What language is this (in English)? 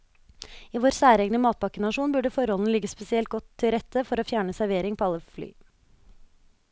Norwegian